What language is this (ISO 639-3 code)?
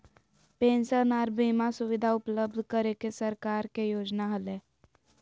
mag